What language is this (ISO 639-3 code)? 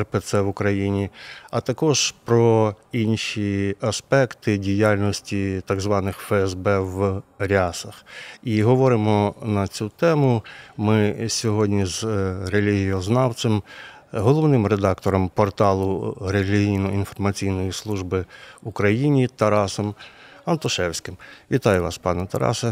ukr